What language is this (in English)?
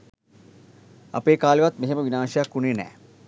Sinhala